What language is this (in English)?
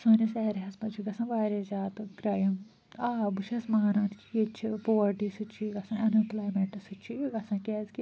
Kashmiri